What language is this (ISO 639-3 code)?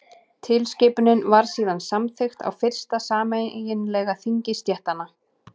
isl